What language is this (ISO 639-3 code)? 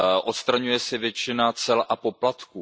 ces